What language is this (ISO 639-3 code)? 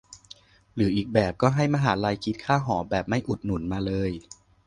tha